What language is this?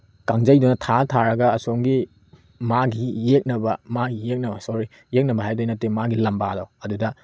Manipuri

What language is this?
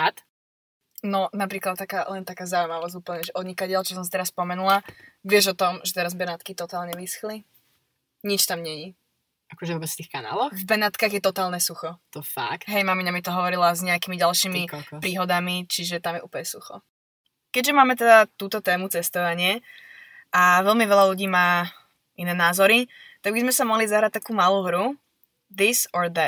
Slovak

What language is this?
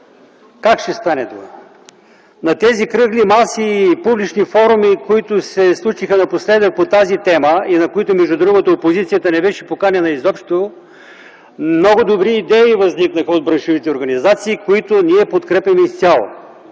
Bulgarian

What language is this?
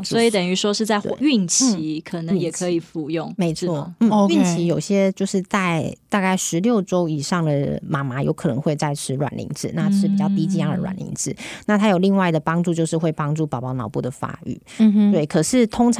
Chinese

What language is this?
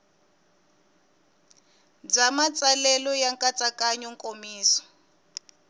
Tsonga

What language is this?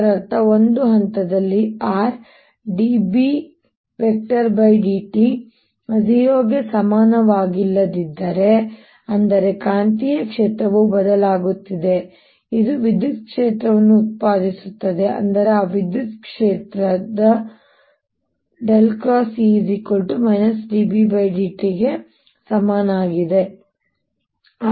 Kannada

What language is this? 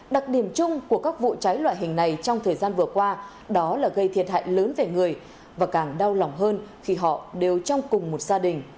Vietnamese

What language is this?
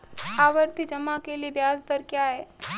Hindi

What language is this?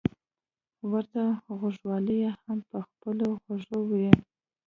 Pashto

